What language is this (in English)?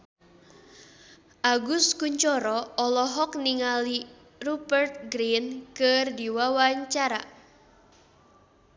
Sundanese